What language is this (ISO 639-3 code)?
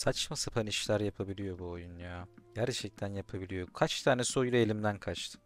tur